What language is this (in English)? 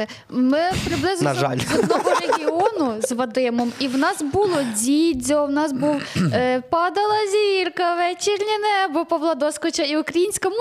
Ukrainian